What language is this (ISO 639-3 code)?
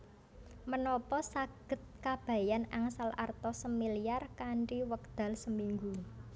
jav